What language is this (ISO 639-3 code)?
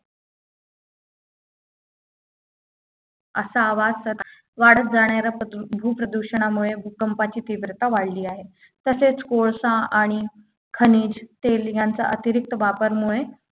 mar